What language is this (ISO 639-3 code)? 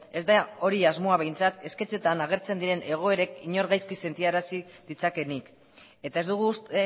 eus